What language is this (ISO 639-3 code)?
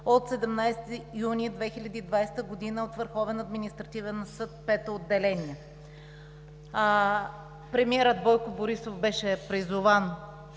bul